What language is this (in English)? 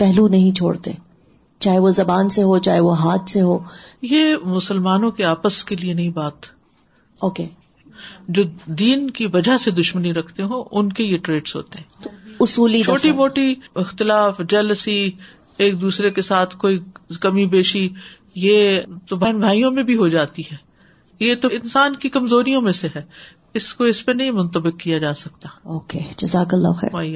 Urdu